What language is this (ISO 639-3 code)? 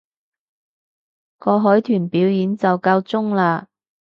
yue